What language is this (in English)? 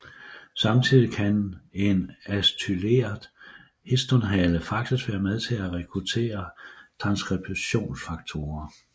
Danish